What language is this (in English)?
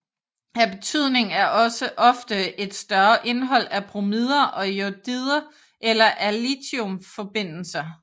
Danish